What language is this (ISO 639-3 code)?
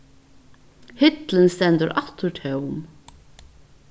fao